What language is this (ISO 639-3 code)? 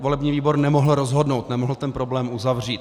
ces